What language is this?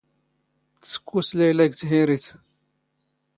Standard Moroccan Tamazight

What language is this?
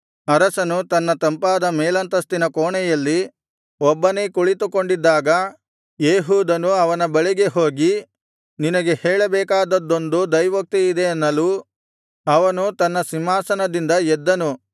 Kannada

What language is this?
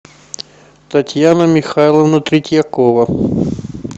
Russian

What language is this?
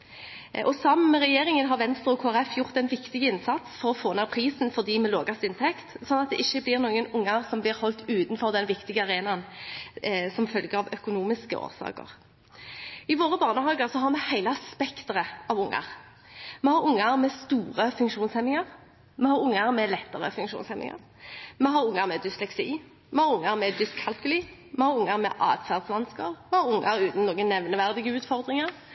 Norwegian Bokmål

